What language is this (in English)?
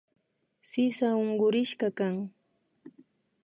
Imbabura Highland Quichua